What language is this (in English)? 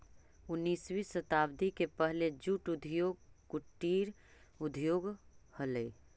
Magahi